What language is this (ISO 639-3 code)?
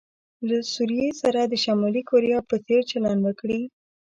pus